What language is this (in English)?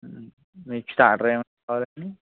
Telugu